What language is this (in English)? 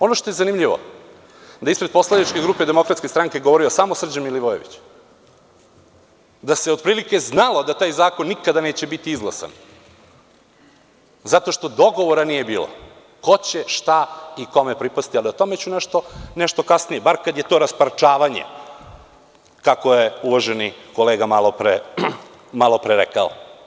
Serbian